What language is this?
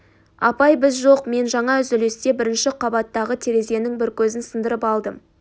Kazakh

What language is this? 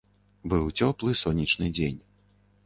Belarusian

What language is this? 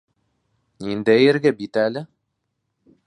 Bashkir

